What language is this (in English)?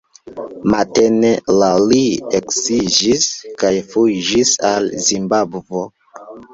Esperanto